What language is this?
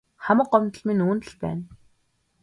Mongolian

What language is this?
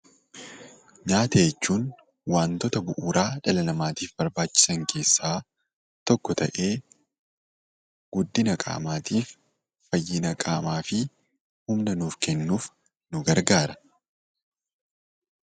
Oromo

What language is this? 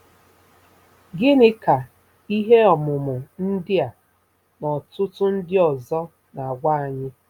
Igbo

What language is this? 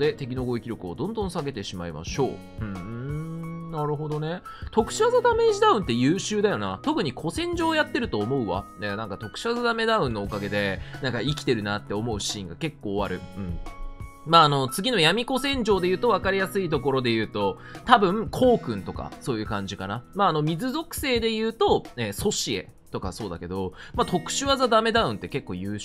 Japanese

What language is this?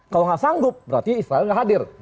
Indonesian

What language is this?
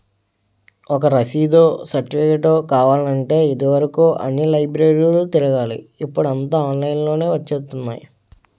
Telugu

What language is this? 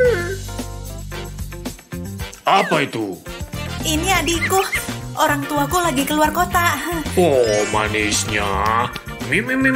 Indonesian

